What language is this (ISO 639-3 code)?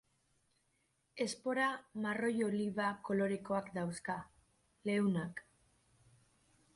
eus